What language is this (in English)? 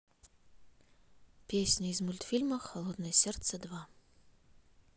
Russian